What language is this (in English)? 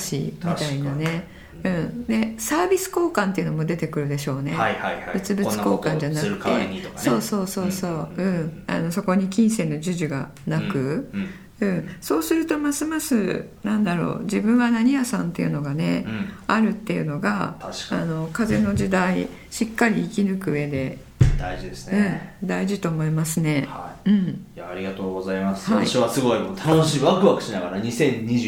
Japanese